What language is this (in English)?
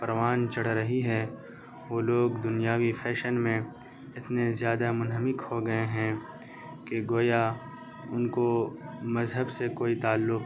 Urdu